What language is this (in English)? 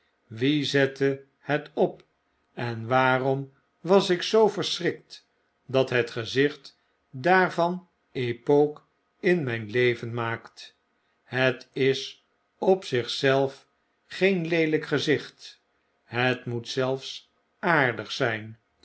Dutch